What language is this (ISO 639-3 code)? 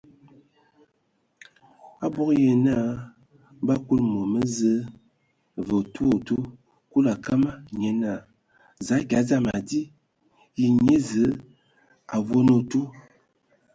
ewo